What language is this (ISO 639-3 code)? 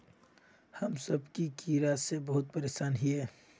mag